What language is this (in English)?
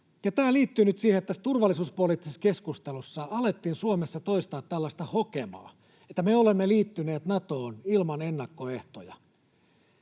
Finnish